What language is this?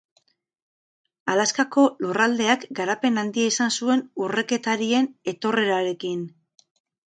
Basque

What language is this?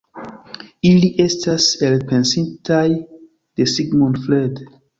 Esperanto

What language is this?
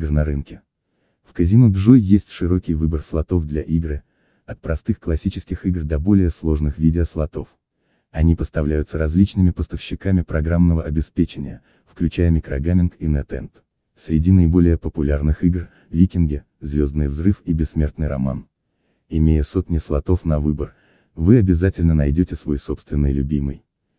Russian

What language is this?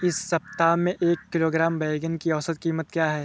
Hindi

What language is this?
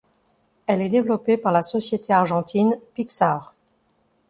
French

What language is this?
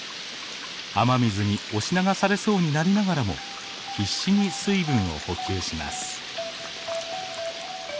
Japanese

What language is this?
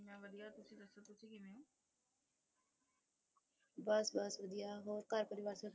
Punjabi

